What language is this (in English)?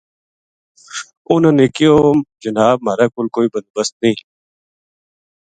Gujari